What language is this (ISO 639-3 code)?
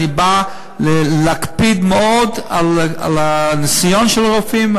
heb